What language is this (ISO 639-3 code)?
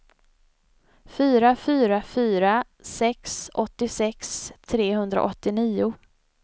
swe